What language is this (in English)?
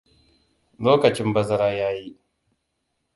Hausa